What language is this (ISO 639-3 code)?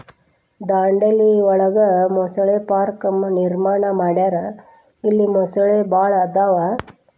kan